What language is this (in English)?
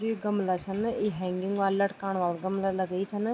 Garhwali